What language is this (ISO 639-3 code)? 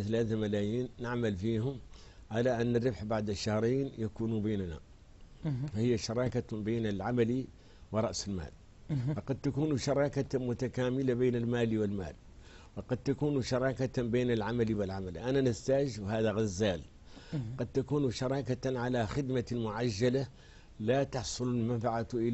ara